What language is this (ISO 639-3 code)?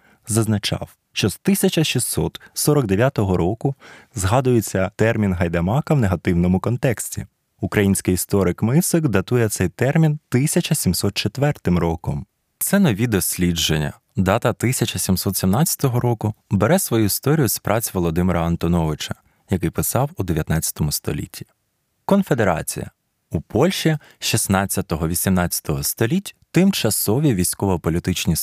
ukr